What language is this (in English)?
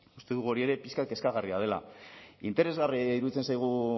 Basque